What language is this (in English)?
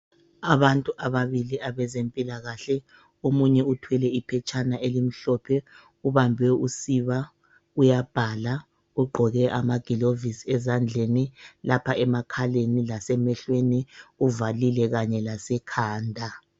North Ndebele